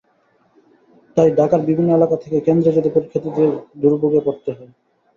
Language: Bangla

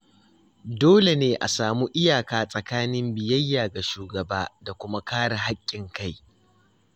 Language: Hausa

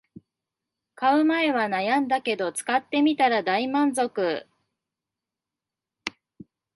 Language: Japanese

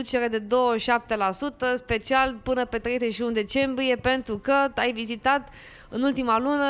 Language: Romanian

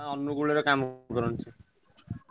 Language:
Odia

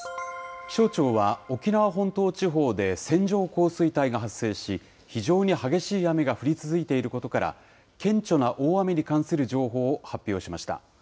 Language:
Japanese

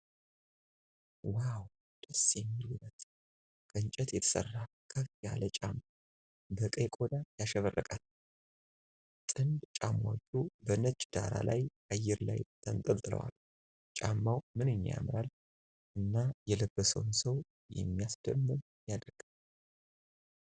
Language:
Amharic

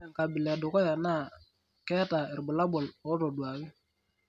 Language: Masai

